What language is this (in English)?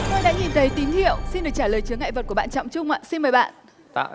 Vietnamese